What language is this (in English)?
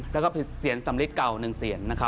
Thai